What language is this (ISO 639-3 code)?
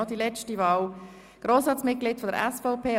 gsw